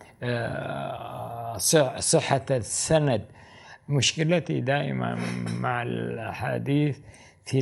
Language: Arabic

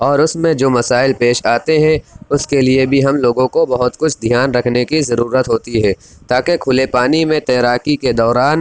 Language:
Urdu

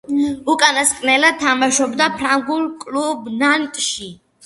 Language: Georgian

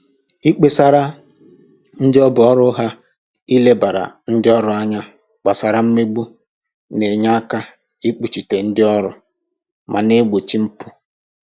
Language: Igbo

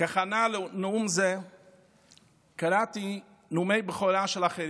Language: Hebrew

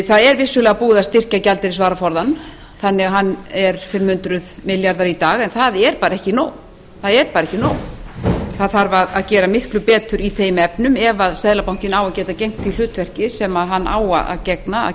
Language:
Icelandic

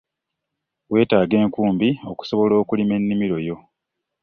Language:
Ganda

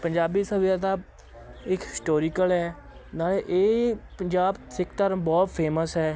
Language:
Punjabi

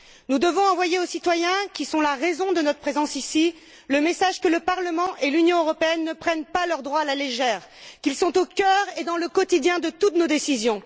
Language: French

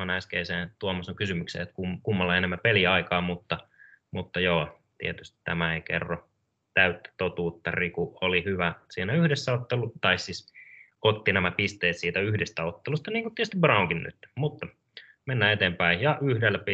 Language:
Finnish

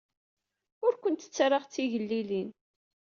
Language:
Kabyle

